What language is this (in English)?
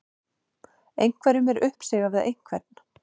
Icelandic